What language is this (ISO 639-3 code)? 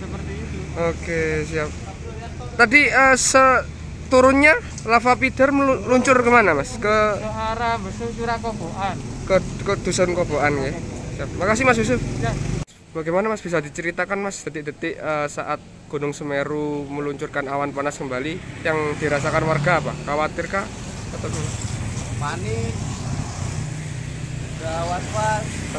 ind